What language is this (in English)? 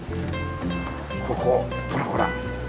Japanese